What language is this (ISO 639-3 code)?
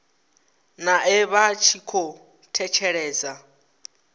ven